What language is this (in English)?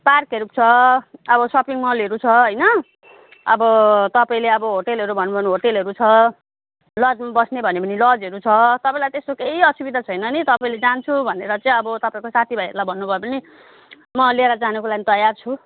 Nepali